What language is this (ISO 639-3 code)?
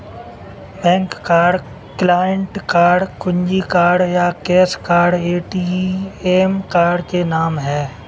hin